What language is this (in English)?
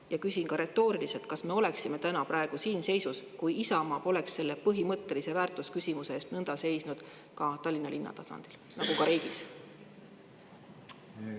Estonian